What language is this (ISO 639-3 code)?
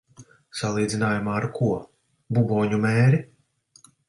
lav